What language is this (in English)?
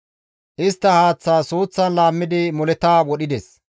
Gamo